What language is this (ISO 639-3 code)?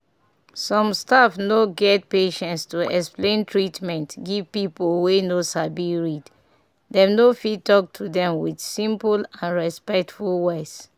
pcm